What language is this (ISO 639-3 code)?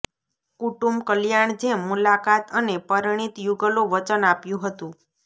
guj